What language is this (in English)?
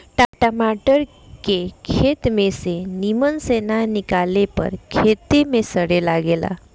Bhojpuri